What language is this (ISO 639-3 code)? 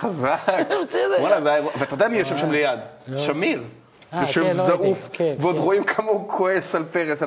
heb